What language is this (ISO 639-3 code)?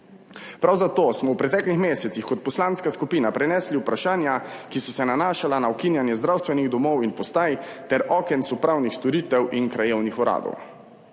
slv